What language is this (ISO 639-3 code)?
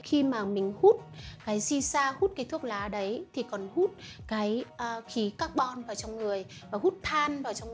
vie